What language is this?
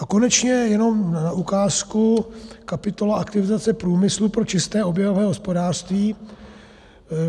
Czech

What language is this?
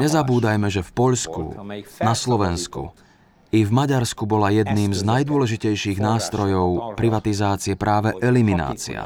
Slovak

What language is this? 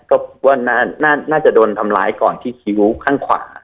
Thai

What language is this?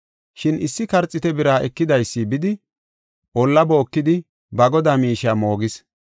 Gofa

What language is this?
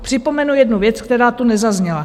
Czech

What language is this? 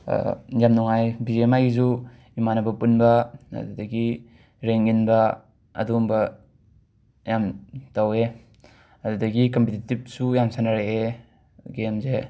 Manipuri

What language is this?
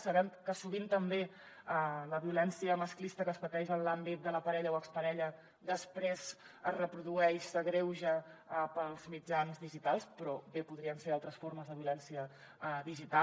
Catalan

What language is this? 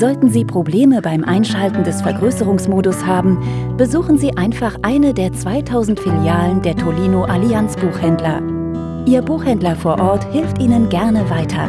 German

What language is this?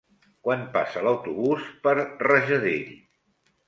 Catalan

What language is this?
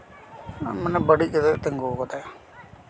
Santali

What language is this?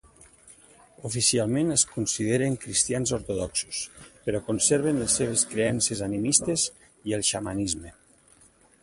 Catalan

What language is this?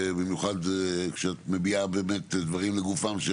Hebrew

